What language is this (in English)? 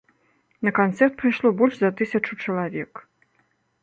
Belarusian